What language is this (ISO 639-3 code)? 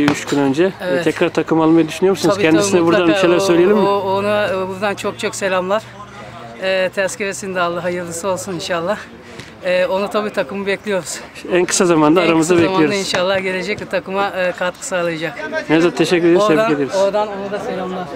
tur